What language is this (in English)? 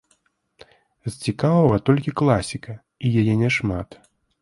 Belarusian